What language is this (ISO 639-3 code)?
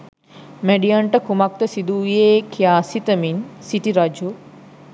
sin